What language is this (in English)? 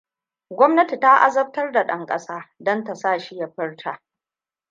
Hausa